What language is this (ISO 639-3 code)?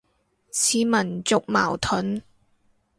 yue